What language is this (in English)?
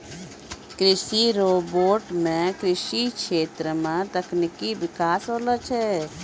Maithili